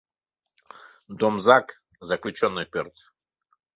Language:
Mari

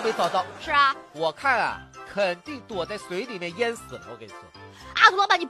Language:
Chinese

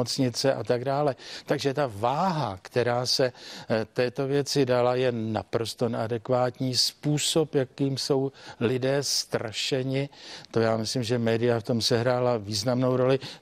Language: Czech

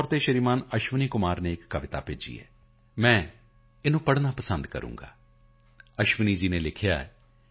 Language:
Punjabi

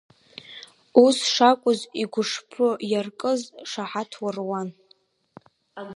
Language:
Abkhazian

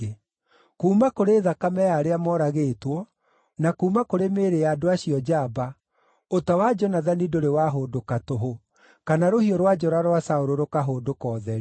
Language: Kikuyu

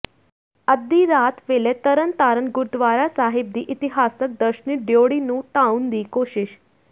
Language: Punjabi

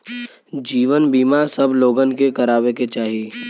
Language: Bhojpuri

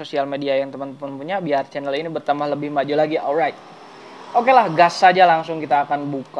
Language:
Indonesian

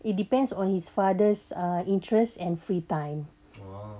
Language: English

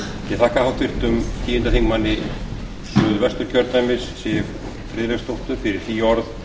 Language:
Icelandic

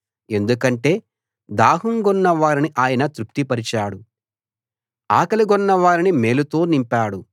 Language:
Telugu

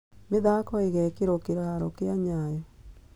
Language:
Kikuyu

